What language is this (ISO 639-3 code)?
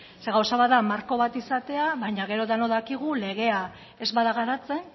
eus